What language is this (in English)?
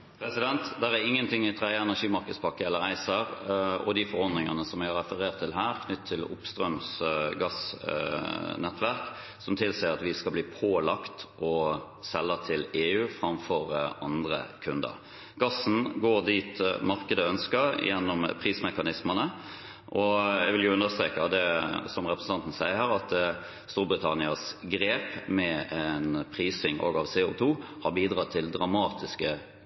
Norwegian Bokmål